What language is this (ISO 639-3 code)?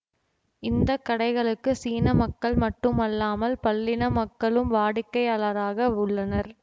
tam